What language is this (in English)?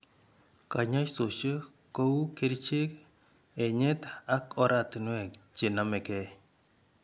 Kalenjin